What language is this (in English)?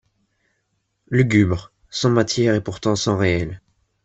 French